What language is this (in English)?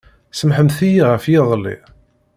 Kabyle